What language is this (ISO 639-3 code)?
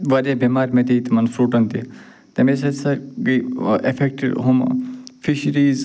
kas